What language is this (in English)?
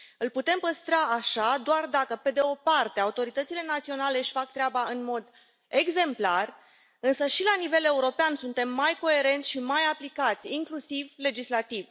Romanian